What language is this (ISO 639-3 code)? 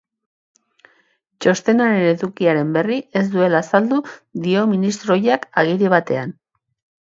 eus